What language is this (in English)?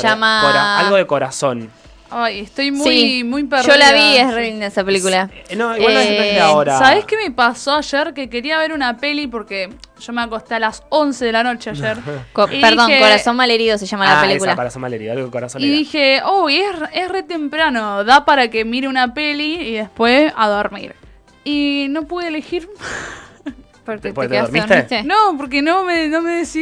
Spanish